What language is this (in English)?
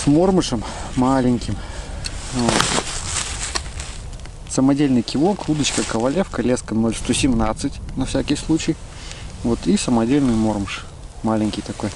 Russian